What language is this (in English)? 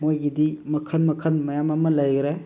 Manipuri